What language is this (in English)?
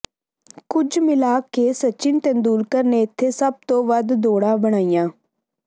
Punjabi